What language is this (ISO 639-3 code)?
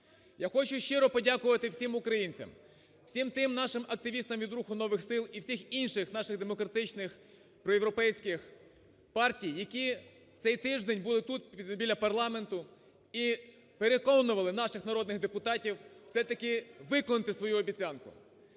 ukr